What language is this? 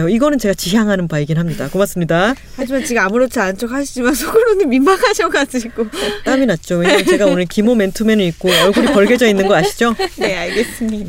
Korean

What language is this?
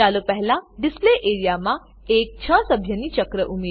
Gujarati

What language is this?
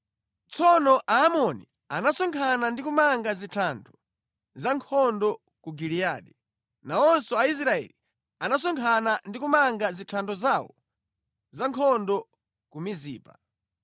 Nyanja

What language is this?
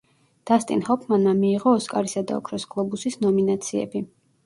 Georgian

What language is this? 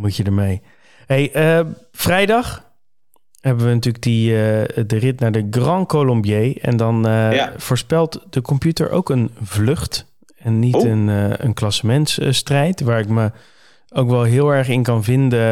Dutch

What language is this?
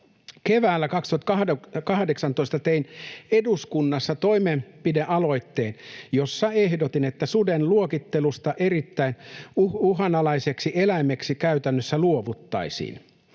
Finnish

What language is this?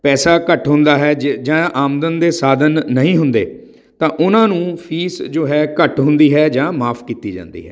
Punjabi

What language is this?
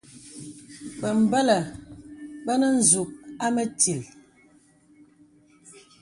Bebele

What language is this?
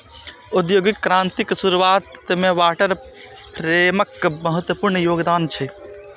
Maithili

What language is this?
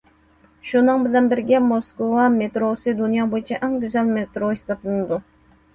Uyghur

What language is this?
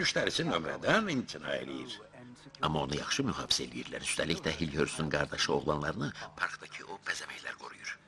Turkish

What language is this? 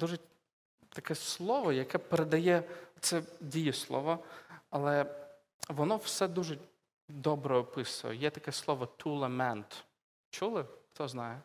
Ukrainian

